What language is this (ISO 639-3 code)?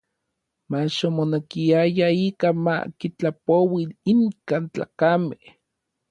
nlv